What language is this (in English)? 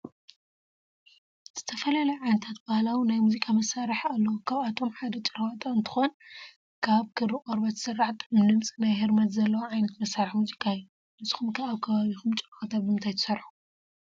Tigrinya